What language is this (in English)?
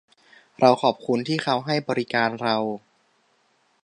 Thai